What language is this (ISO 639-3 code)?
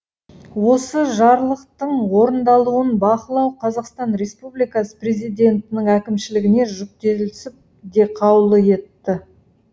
kaz